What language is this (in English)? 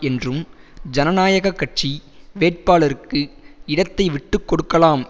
Tamil